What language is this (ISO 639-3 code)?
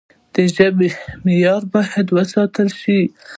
pus